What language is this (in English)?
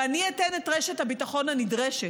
Hebrew